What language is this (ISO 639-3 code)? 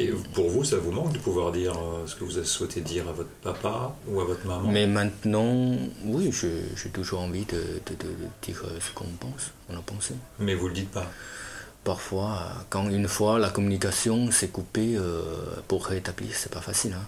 fra